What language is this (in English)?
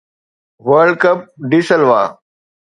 Sindhi